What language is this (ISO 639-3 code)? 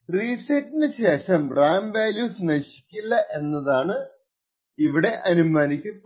mal